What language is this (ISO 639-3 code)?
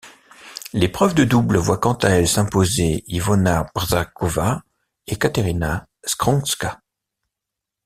fra